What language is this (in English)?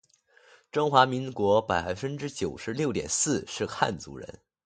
Chinese